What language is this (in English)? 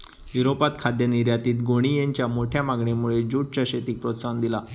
Marathi